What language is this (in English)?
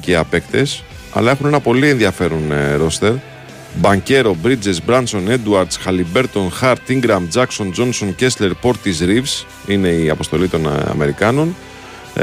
Greek